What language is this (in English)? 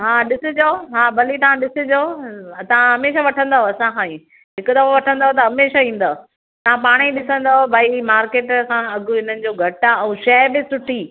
Sindhi